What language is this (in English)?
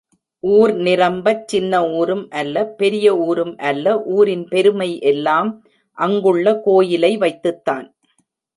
Tamil